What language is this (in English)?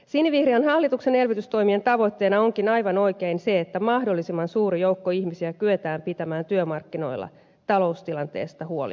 Finnish